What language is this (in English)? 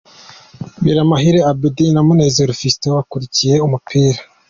Kinyarwanda